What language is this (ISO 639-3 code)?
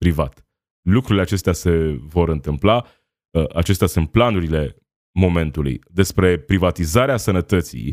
ron